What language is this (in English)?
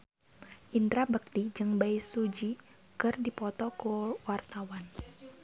Sundanese